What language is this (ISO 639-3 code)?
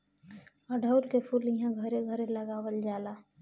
bho